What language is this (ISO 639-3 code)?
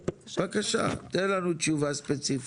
heb